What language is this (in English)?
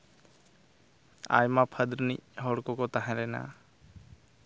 Santali